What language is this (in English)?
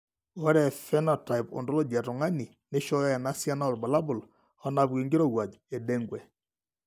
Masai